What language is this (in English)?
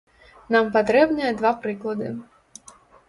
Belarusian